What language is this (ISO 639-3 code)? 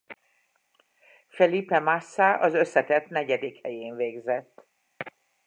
hun